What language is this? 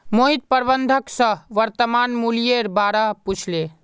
Magahi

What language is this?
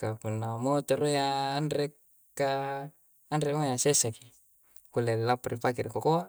Coastal Konjo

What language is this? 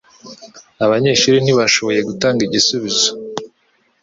Kinyarwanda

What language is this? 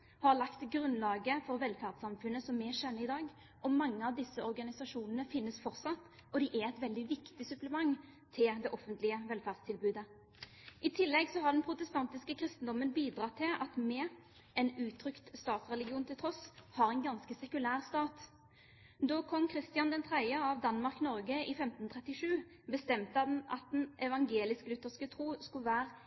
Norwegian Bokmål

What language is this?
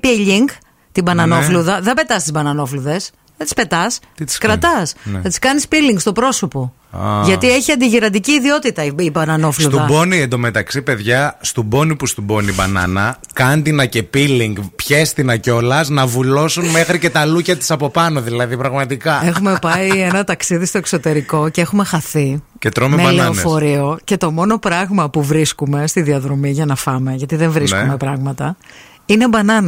Greek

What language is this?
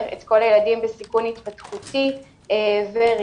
Hebrew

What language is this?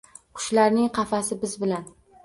Uzbek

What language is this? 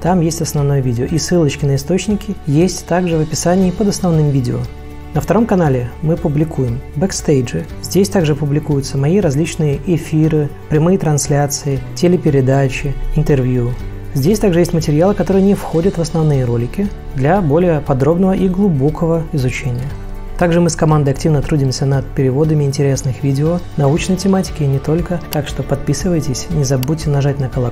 Russian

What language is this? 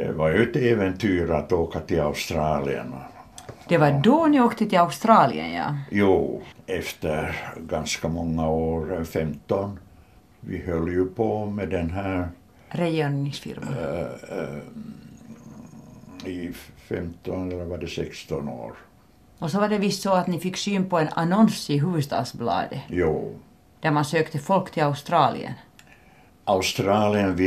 Swedish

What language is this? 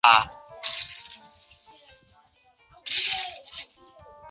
Chinese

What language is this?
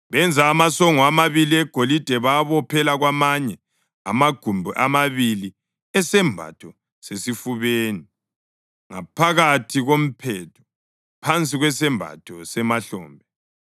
North Ndebele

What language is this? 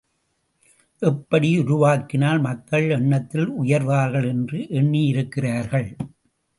Tamil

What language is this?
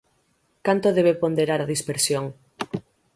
Galician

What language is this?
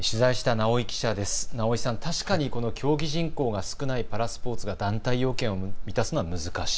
Japanese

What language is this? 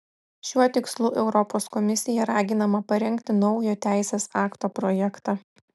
Lithuanian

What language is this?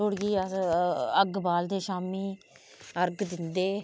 Dogri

